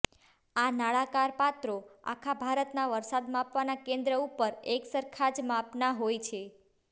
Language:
Gujarati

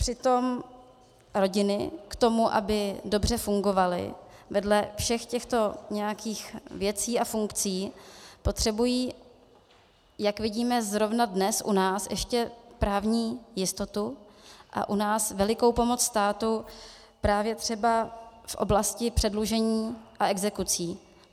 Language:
Czech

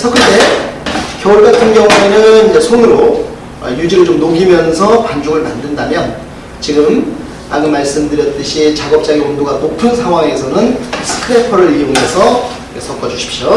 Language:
Korean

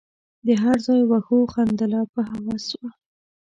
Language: Pashto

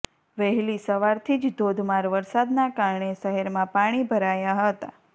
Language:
Gujarati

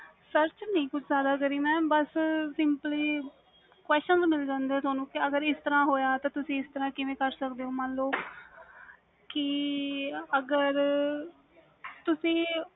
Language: Punjabi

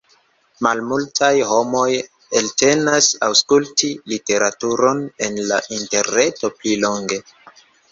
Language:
Esperanto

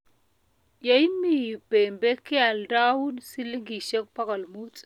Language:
Kalenjin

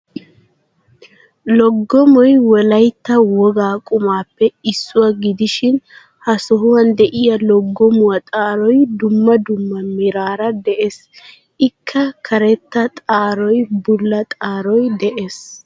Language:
Wolaytta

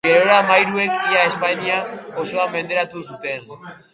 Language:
Basque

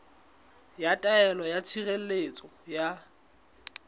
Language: Southern Sotho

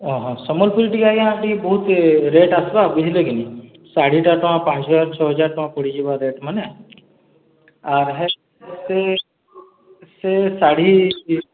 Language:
Odia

